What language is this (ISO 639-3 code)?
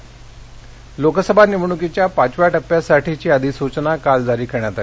mar